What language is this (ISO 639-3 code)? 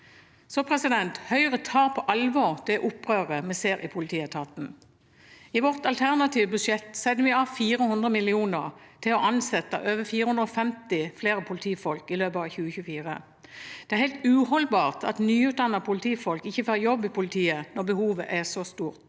nor